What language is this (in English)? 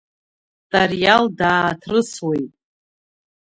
Abkhazian